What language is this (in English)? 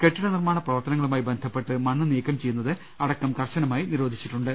Malayalam